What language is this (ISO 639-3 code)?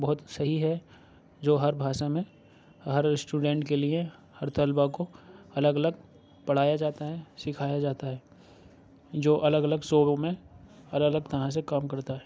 urd